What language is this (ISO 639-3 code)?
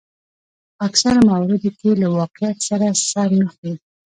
pus